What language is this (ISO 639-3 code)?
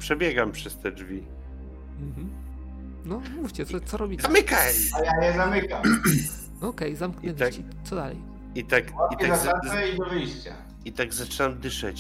pol